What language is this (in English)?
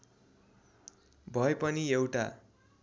Nepali